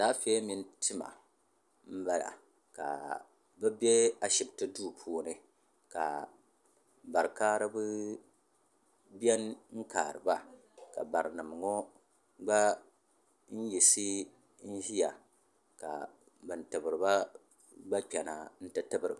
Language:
Dagbani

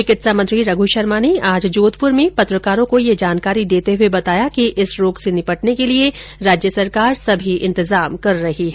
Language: Hindi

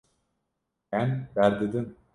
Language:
Kurdish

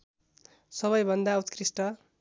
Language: Nepali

